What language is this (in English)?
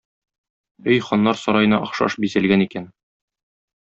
Tatar